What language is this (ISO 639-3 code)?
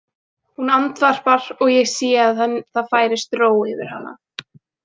isl